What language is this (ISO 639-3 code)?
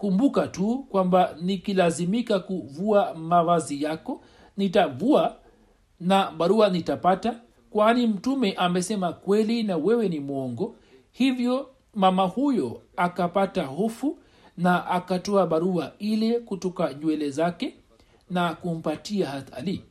swa